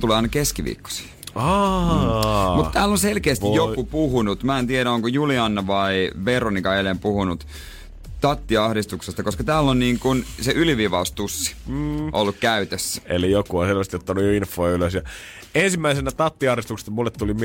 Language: Finnish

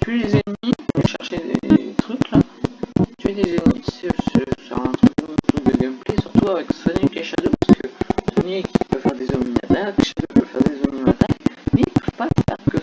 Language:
French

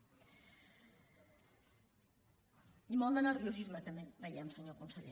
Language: Catalan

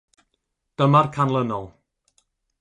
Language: Welsh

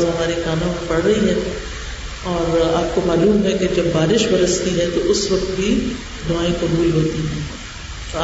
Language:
Urdu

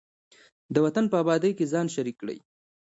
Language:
Pashto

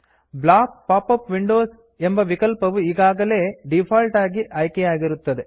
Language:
Kannada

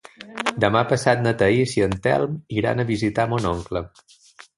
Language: Catalan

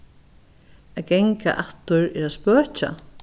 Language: Faroese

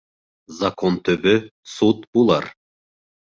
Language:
Bashkir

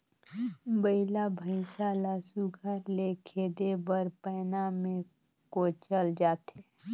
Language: Chhattisgarhi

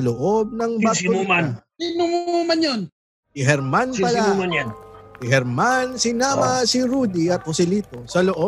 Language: Filipino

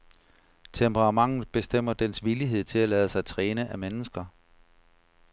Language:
Danish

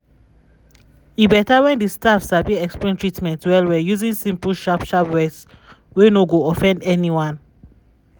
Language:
Nigerian Pidgin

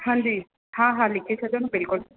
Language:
Sindhi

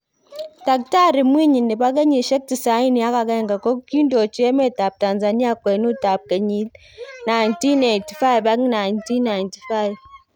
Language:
Kalenjin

